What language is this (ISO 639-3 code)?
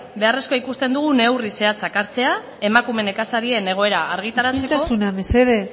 eus